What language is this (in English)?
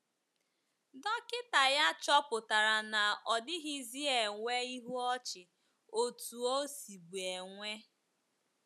Igbo